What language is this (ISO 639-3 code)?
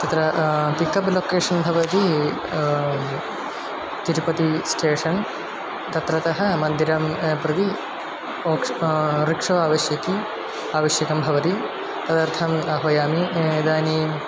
san